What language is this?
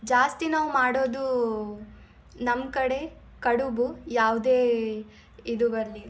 Kannada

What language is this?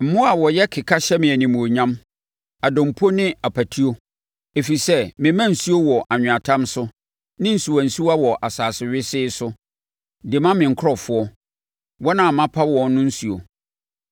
Akan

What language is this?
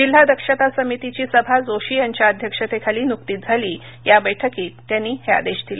Marathi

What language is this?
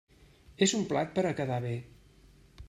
Catalan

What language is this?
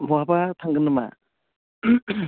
Bodo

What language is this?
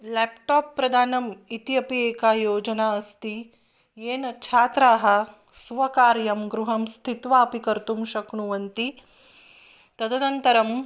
Sanskrit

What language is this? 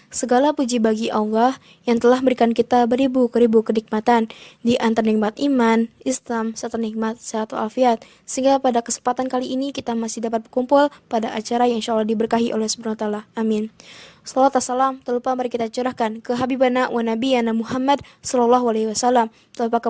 Indonesian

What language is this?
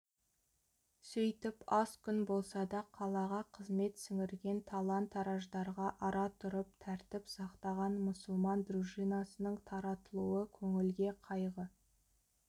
Kazakh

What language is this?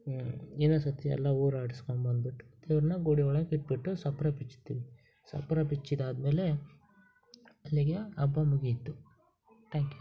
Kannada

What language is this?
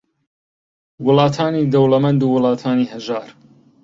Central Kurdish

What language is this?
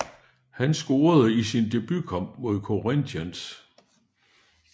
Danish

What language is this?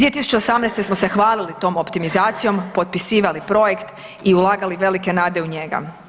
Croatian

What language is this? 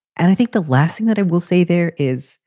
English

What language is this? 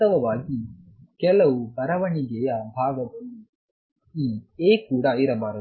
Kannada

